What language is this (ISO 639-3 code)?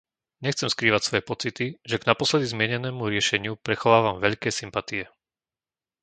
slk